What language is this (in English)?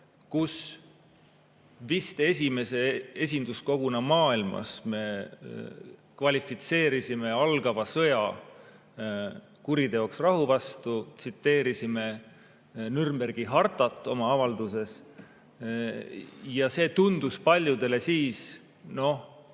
Estonian